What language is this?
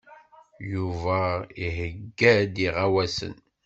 Kabyle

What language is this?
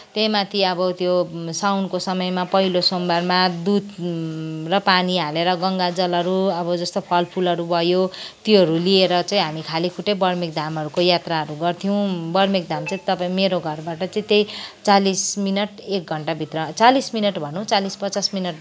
Nepali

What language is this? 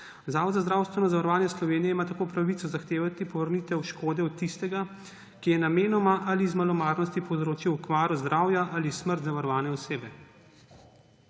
Slovenian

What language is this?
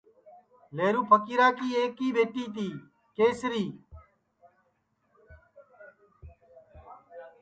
Sansi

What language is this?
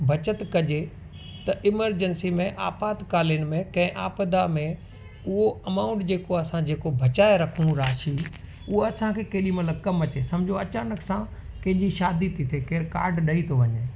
Sindhi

